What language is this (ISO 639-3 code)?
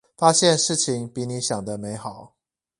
zho